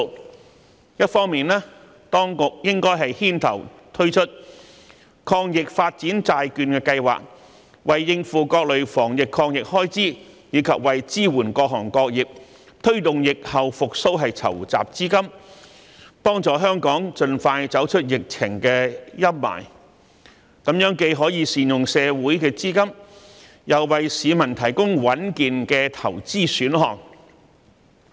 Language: Cantonese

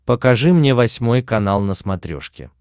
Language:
Russian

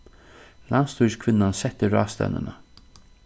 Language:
Faroese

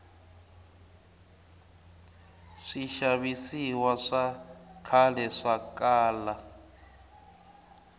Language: Tsonga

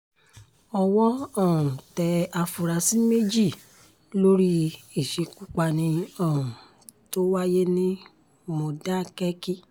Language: Yoruba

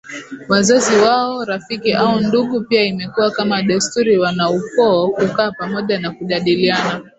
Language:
Swahili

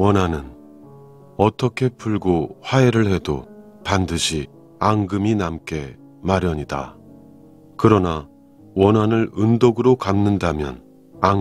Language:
Korean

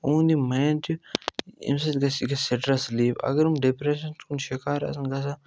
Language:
Kashmiri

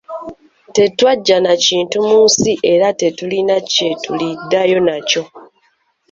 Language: Ganda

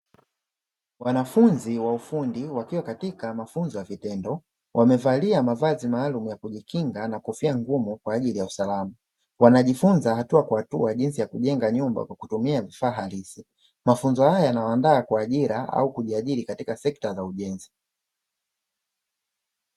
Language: Swahili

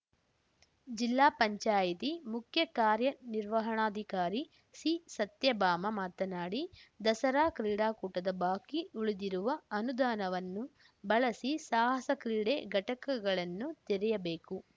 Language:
Kannada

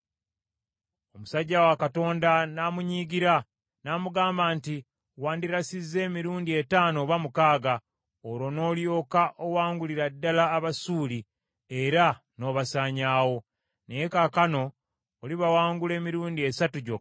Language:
Ganda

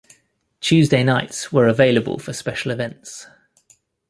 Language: English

